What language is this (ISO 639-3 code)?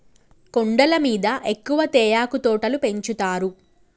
tel